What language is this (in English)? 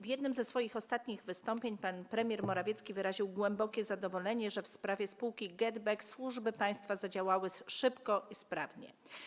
Polish